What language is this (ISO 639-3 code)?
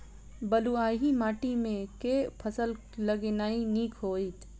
mai